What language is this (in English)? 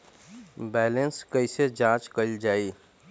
Bhojpuri